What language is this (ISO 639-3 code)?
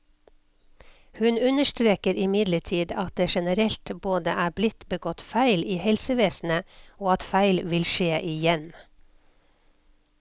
nor